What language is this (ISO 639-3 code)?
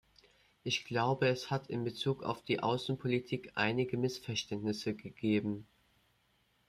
deu